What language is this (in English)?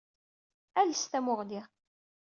Kabyle